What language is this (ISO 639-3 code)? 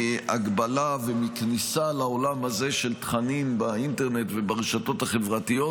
heb